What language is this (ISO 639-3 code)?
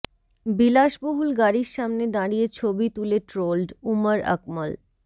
ben